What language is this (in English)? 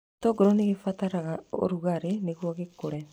Kikuyu